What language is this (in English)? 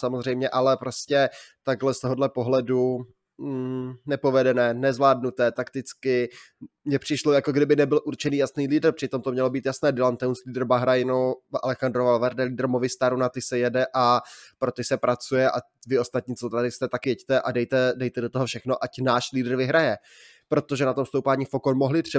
Czech